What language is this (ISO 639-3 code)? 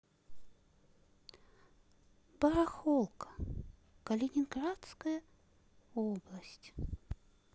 rus